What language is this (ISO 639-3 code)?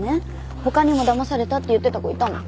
jpn